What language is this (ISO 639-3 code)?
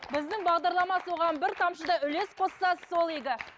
kaz